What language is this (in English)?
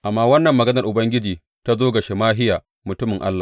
Hausa